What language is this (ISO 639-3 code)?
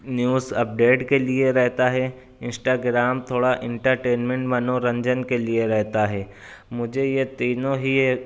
urd